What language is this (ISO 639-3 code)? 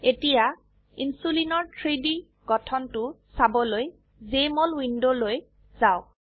asm